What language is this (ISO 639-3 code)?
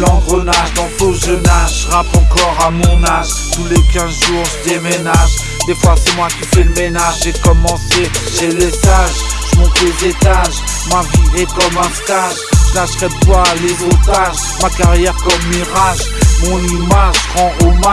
fra